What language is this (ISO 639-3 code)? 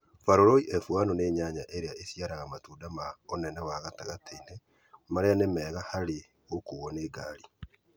kik